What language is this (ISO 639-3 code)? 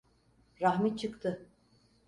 tur